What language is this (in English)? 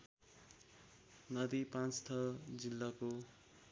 Nepali